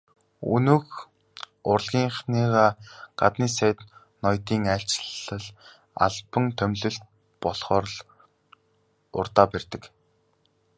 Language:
Mongolian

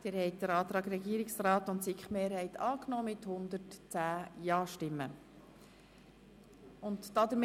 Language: Swiss German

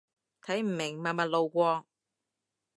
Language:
Cantonese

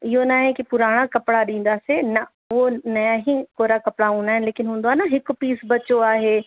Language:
Sindhi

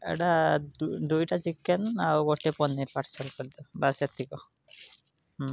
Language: Odia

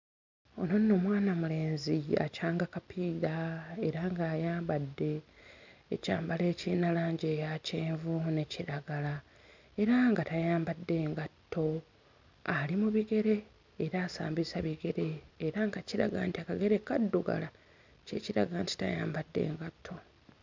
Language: Ganda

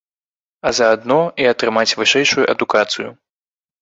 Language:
Belarusian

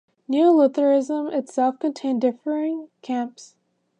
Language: English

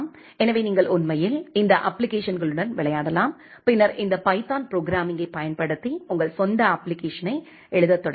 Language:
Tamil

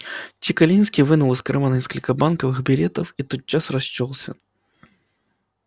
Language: Russian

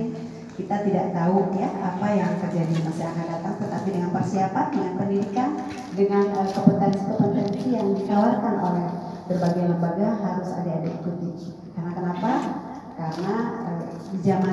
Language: Indonesian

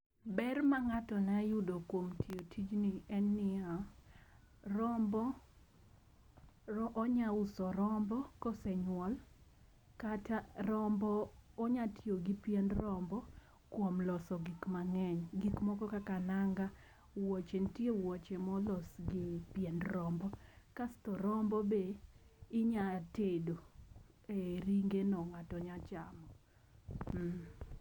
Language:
Luo (Kenya and Tanzania)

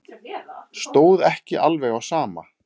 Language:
Icelandic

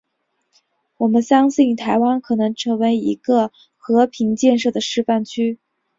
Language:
Chinese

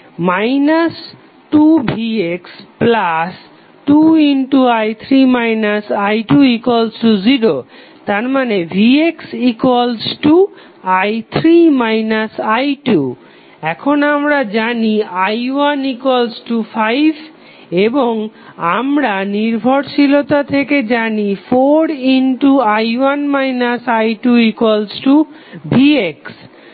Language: Bangla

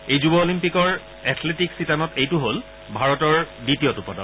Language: Assamese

